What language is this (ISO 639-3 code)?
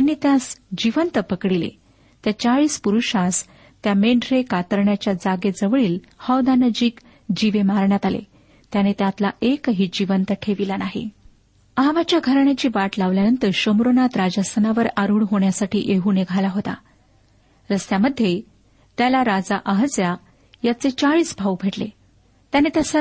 mar